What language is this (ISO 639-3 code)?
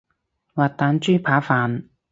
yue